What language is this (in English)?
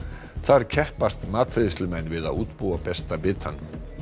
Icelandic